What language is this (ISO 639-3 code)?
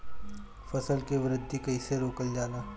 bho